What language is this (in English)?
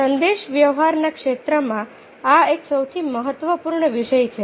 Gujarati